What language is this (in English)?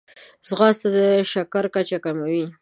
Pashto